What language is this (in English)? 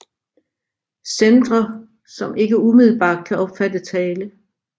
Danish